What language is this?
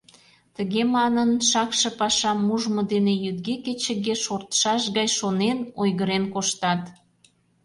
Mari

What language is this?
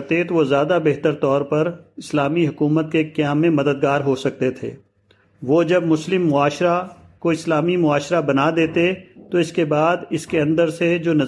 Urdu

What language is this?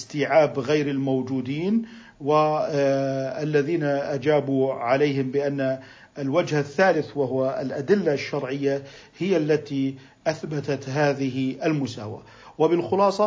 Arabic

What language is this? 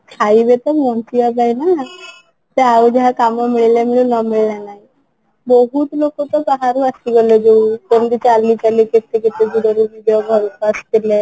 Odia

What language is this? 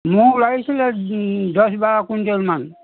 Assamese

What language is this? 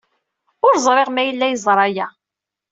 Kabyle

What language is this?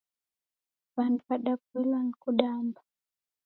Taita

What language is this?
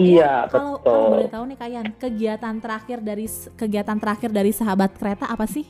Indonesian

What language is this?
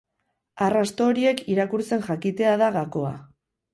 Basque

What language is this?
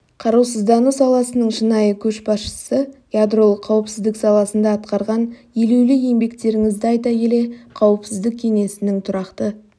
Kazakh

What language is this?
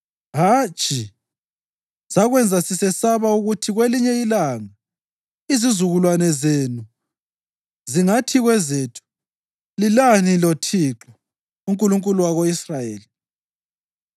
North Ndebele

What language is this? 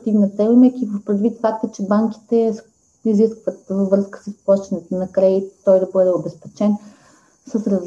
Bulgarian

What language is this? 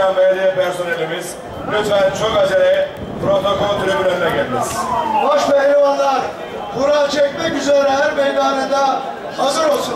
Turkish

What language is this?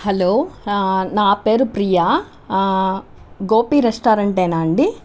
Telugu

